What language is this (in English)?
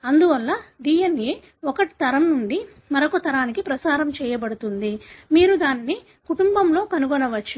Telugu